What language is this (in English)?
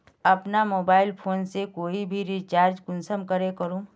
Magahi